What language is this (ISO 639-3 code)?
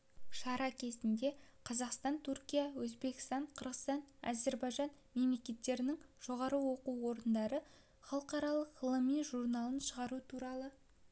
kaz